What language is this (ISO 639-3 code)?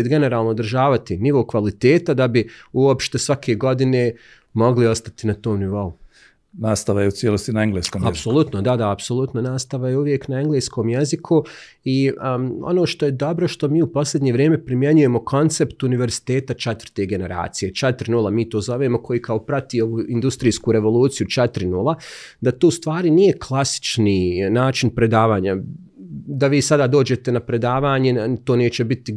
hrv